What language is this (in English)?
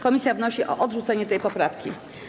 Polish